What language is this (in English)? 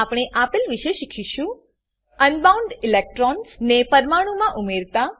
Gujarati